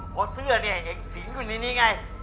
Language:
Thai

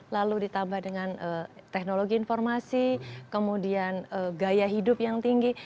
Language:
Indonesian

